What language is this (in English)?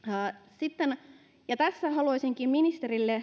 Finnish